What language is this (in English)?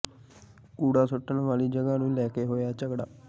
Punjabi